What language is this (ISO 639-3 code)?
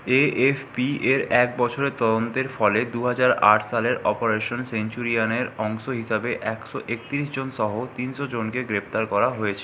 ben